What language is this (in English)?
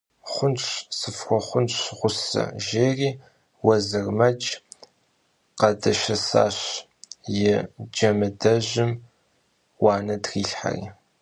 Kabardian